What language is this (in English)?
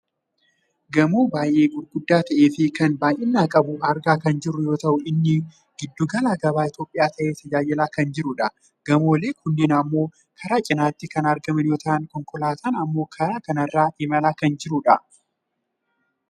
Oromo